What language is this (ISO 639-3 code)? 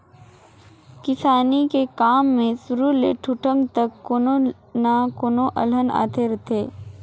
hne